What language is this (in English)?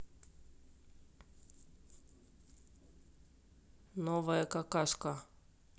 Russian